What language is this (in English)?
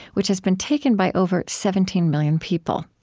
English